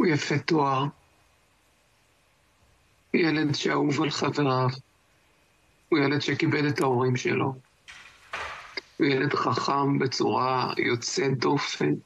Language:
Hebrew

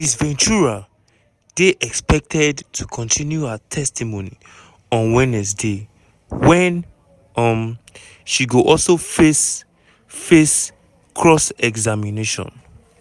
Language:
Nigerian Pidgin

